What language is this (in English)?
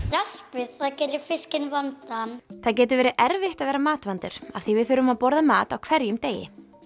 Icelandic